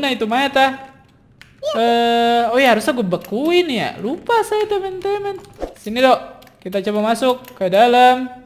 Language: Indonesian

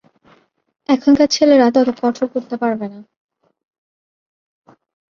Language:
Bangla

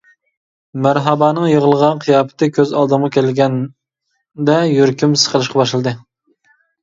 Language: Uyghur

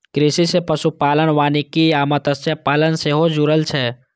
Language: Maithili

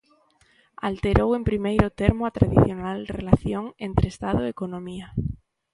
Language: Galician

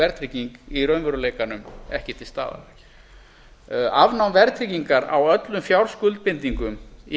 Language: Icelandic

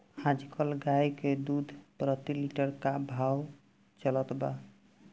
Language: Bhojpuri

